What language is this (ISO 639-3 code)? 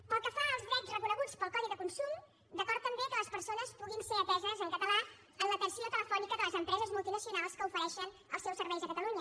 cat